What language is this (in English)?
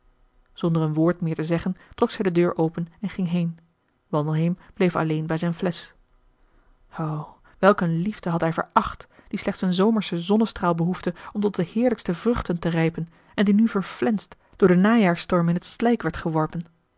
Dutch